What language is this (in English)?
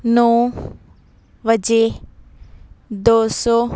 Punjabi